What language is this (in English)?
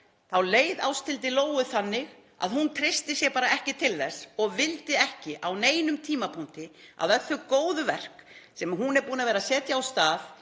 Icelandic